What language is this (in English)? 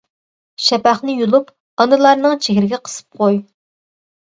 Uyghur